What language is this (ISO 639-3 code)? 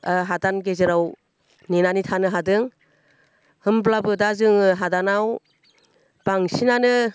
brx